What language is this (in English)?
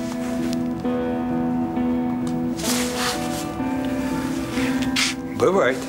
Russian